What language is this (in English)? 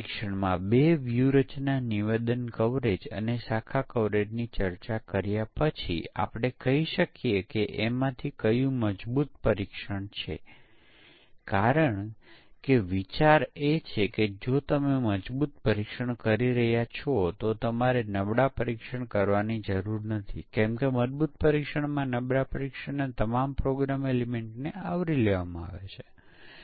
Gujarati